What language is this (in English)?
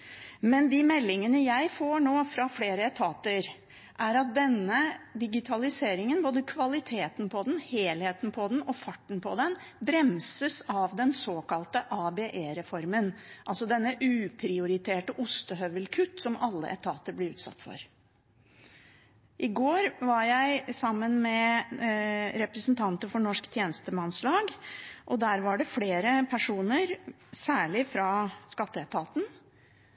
Norwegian Bokmål